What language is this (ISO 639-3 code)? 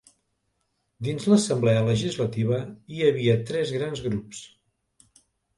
cat